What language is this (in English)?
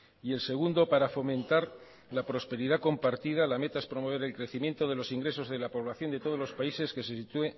Spanish